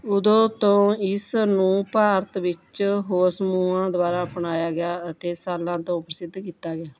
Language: Punjabi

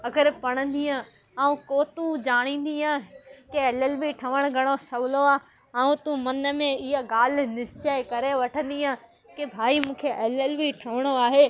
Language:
Sindhi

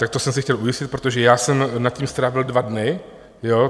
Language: Czech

